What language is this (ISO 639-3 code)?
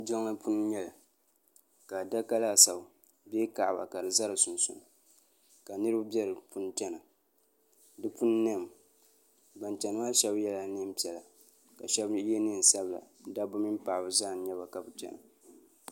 dag